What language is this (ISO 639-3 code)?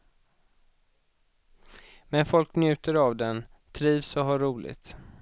swe